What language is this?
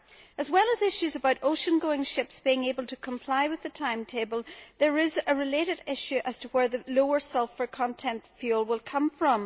English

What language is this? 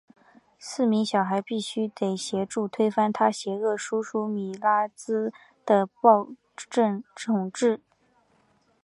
Chinese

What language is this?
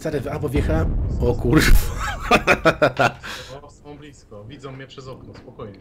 Polish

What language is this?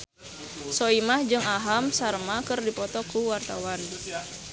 Sundanese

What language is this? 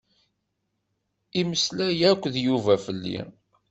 Kabyle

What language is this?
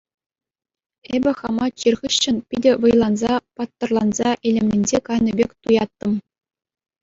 Chuvash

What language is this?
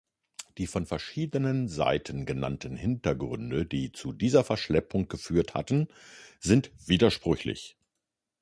German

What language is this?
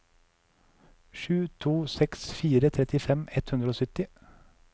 Norwegian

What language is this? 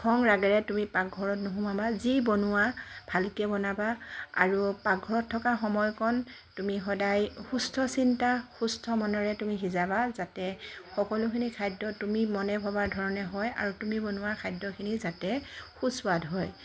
Assamese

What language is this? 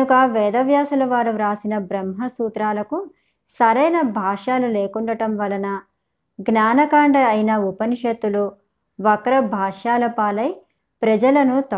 Telugu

